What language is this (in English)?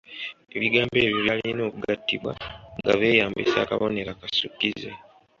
Ganda